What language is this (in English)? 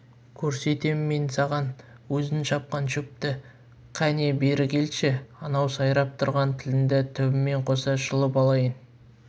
Kazakh